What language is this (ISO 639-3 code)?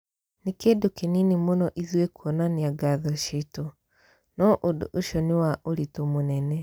kik